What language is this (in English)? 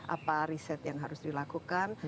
Indonesian